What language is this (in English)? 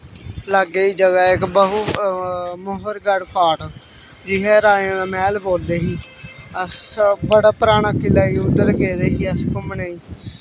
Dogri